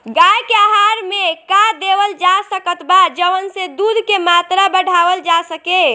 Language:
Bhojpuri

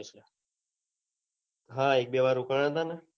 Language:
Gujarati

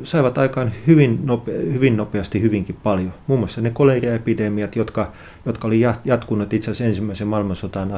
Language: Finnish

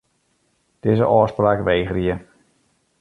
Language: Western Frisian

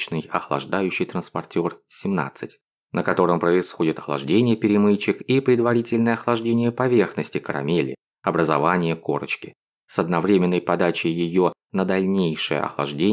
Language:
Russian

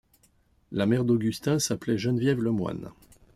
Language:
French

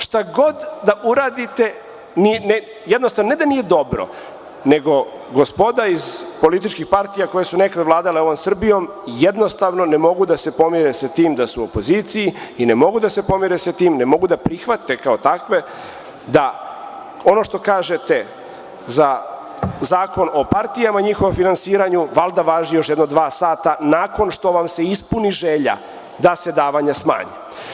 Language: Serbian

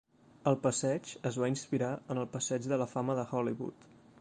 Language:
Catalan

